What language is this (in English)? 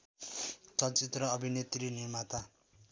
Nepali